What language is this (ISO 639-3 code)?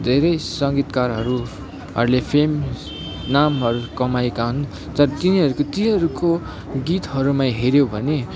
nep